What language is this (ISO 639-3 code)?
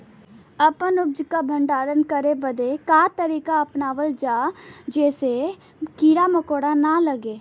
bho